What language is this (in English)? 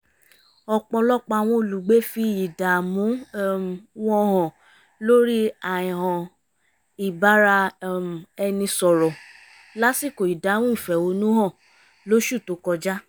Yoruba